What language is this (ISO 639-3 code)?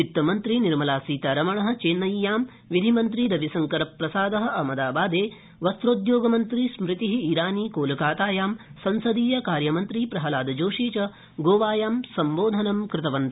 san